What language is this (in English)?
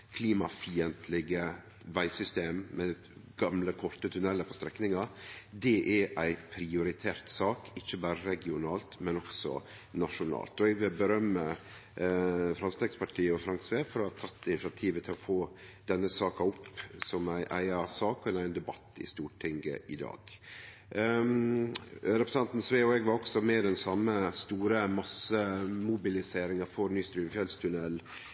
Norwegian Nynorsk